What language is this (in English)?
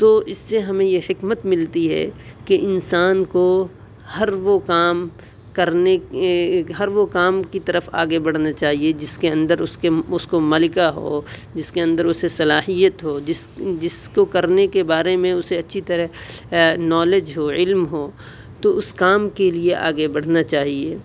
Urdu